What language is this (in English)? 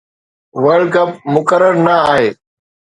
Sindhi